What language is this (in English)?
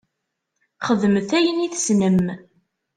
Kabyle